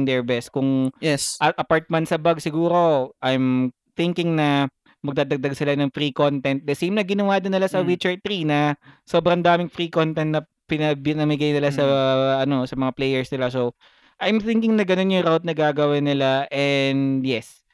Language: Filipino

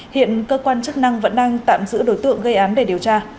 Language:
Vietnamese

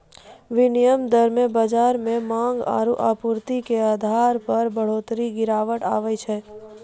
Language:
Maithili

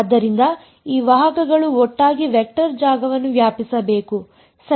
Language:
Kannada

